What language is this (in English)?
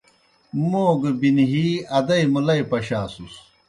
Kohistani Shina